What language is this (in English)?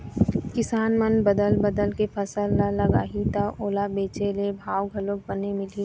Chhattisgarhi